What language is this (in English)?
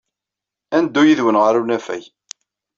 Kabyle